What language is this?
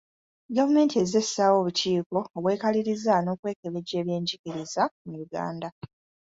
Ganda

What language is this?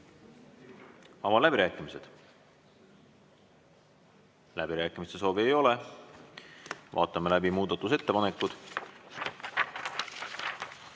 Estonian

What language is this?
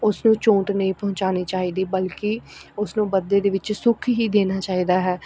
Punjabi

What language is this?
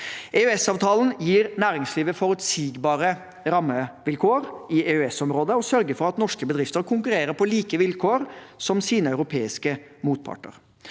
Norwegian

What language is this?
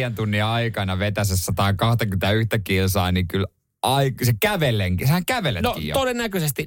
Finnish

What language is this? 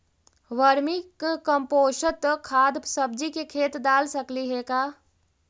Magahi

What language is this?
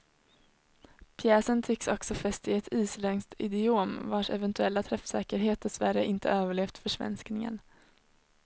Swedish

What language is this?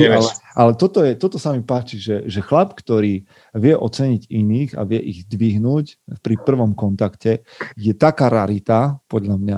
Slovak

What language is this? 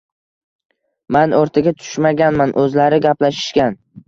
Uzbek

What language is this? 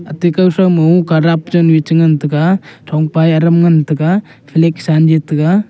Wancho Naga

